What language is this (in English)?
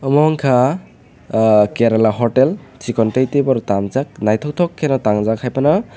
Kok Borok